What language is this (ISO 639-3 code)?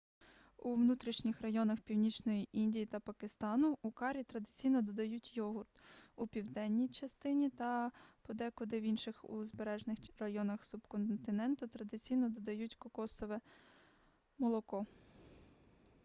ukr